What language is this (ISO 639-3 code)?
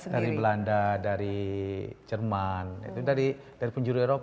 ind